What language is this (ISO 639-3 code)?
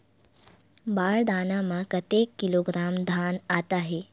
hne